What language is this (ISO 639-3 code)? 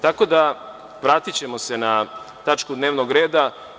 srp